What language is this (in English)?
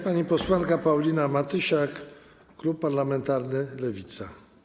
Polish